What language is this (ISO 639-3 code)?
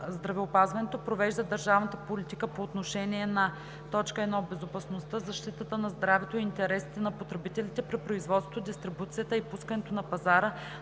bul